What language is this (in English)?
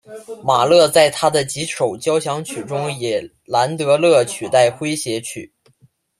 Chinese